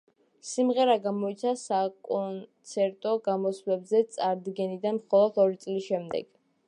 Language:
Georgian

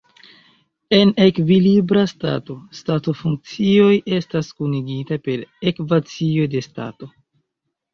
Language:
Esperanto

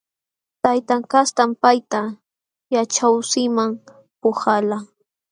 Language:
Jauja Wanca Quechua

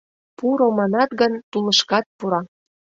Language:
Mari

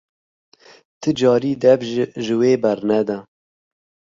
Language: Kurdish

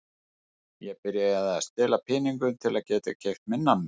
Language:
Icelandic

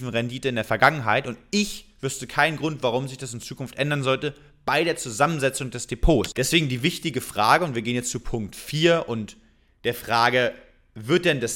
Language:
German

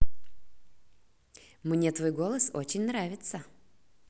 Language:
Russian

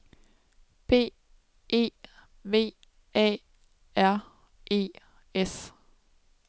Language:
Danish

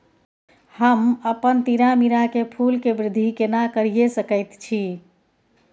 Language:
Maithili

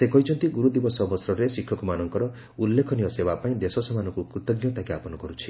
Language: Odia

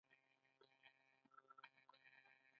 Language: Pashto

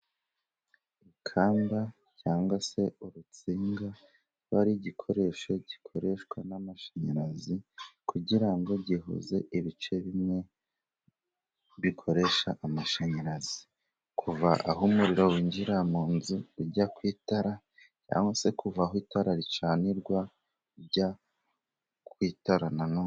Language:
Kinyarwanda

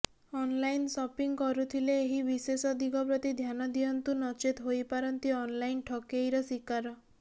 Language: Odia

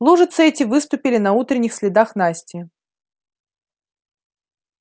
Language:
Russian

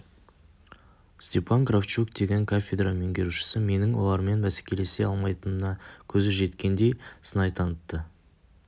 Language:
Kazakh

